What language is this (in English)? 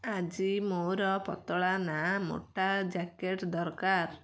Odia